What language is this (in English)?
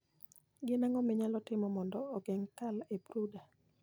Luo (Kenya and Tanzania)